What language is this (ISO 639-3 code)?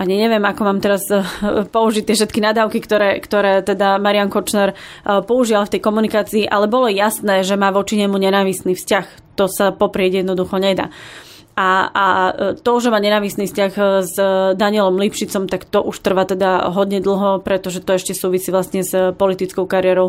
slk